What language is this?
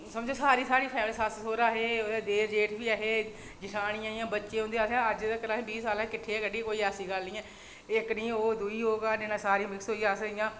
Dogri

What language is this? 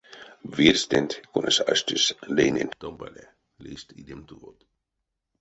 Erzya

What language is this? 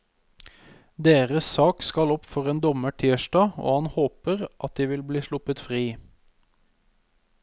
Norwegian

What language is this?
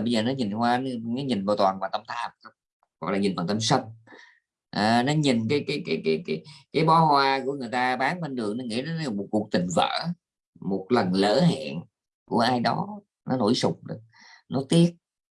Vietnamese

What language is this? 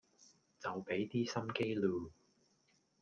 Cantonese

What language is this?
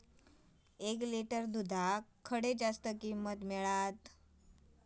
Marathi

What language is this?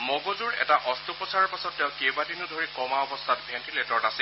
Assamese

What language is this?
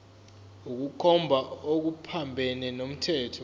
Zulu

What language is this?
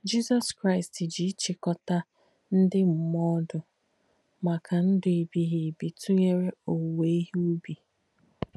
Igbo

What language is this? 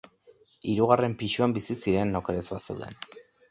Basque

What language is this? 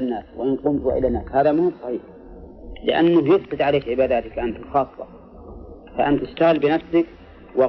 Arabic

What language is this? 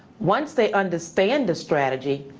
English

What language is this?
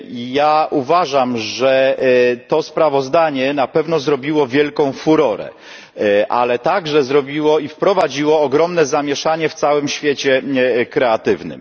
Polish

